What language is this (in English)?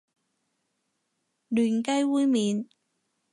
Cantonese